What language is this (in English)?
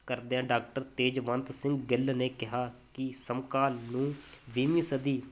Punjabi